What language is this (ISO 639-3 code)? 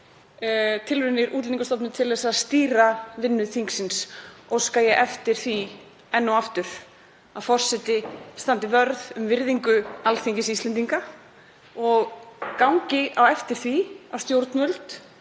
isl